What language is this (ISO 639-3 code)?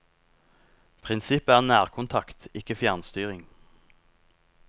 nor